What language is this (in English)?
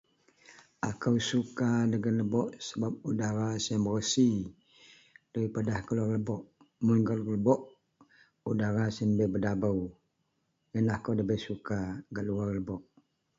Central Melanau